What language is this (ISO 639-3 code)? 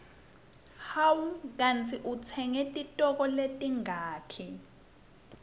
ssw